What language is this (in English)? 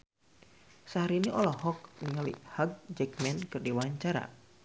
Sundanese